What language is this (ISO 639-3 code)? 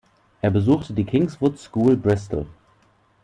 deu